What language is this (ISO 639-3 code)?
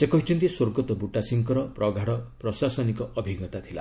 ori